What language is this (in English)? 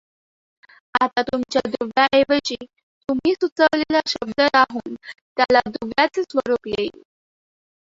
Marathi